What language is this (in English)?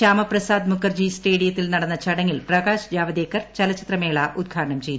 Malayalam